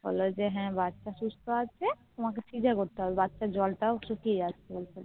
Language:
Bangla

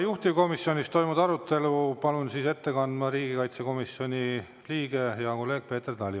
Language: Estonian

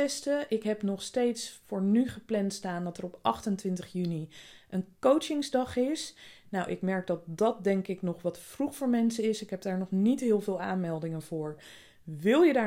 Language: Dutch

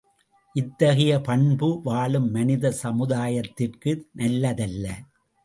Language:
Tamil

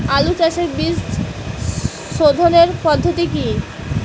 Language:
Bangla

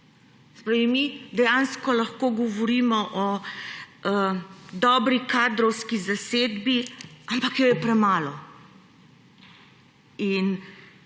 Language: Slovenian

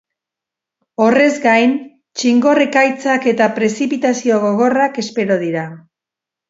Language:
Basque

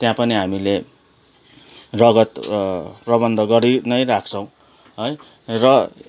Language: Nepali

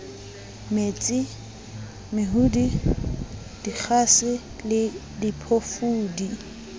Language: Southern Sotho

